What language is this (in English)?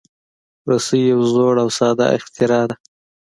Pashto